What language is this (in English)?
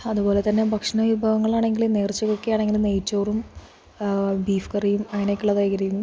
Malayalam